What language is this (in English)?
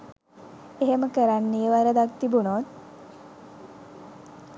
Sinhala